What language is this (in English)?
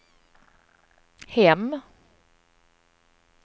Swedish